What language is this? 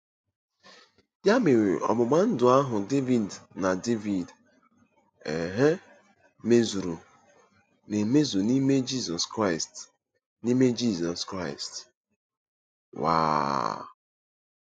Igbo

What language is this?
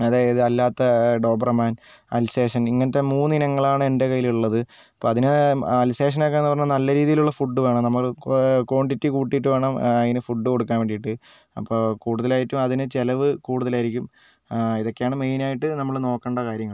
Malayalam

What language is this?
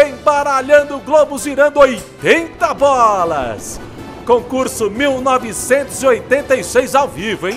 Portuguese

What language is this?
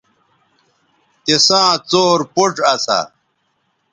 Bateri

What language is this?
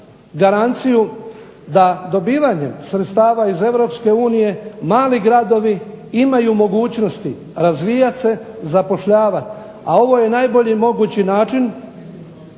Croatian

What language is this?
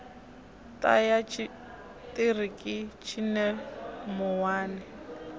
Venda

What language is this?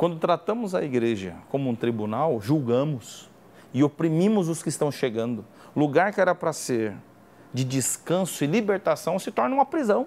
Portuguese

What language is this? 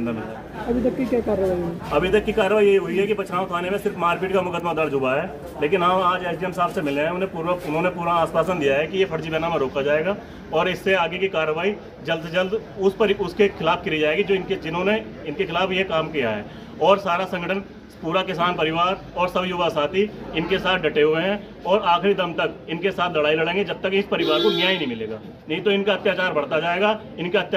Hindi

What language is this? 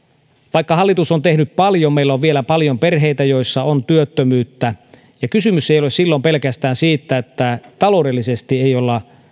Finnish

